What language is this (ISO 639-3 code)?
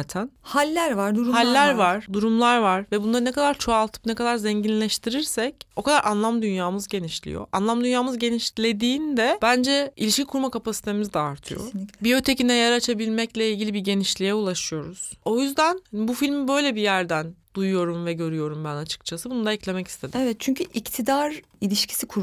tur